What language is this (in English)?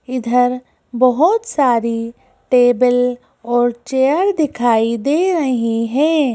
Hindi